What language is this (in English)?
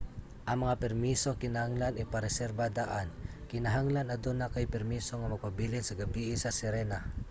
Cebuano